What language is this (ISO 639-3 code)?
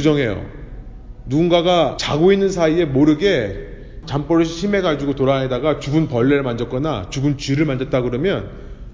kor